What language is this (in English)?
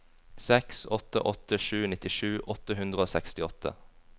Norwegian